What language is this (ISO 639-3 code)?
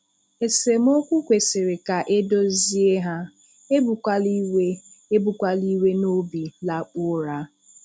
ibo